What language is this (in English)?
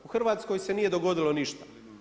Croatian